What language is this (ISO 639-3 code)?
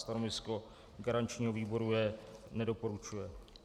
ces